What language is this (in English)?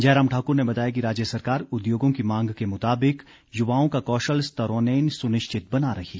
Hindi